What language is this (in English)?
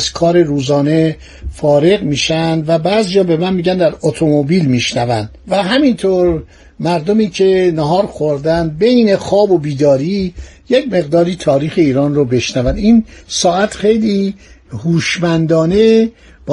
Persian